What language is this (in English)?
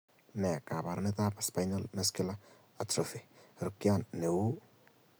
Kalenjin